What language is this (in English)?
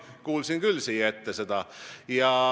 Estonian